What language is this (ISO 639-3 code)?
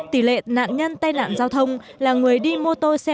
vie